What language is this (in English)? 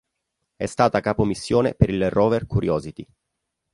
Italian